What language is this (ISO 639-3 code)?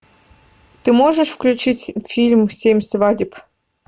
rus